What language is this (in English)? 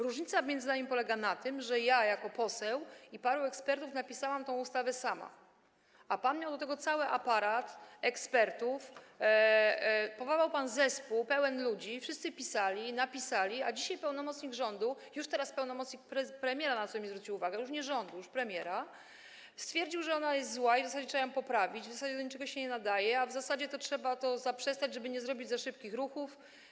Polish